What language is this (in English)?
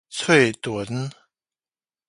Min Nan Chinese